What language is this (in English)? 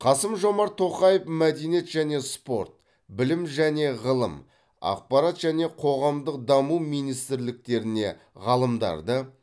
Kazakh